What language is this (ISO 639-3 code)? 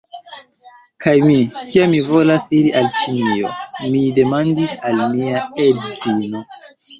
epo